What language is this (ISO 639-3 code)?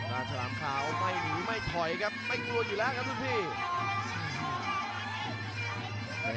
tha